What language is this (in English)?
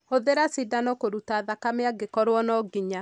Kikuyu